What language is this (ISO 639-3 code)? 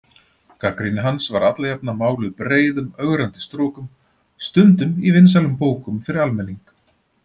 isl